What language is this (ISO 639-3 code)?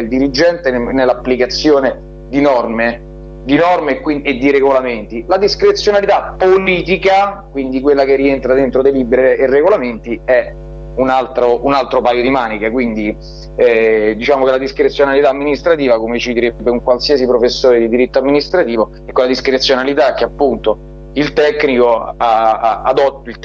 ita